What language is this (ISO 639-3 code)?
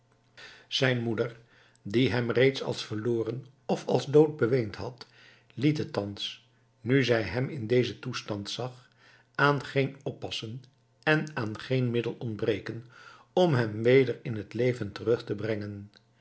nld